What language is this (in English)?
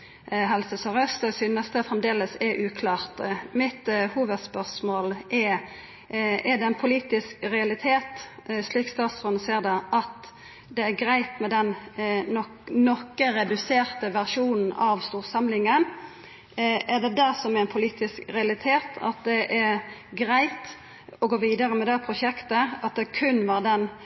Norwegian Nynorsk